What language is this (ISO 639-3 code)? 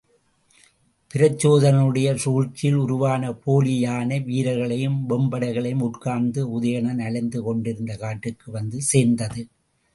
tam